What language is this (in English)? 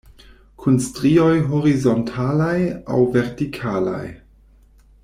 Esperanto